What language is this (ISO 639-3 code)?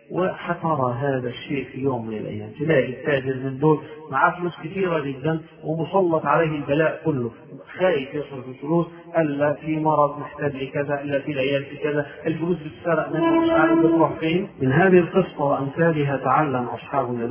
ara